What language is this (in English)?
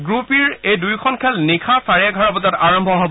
Assamese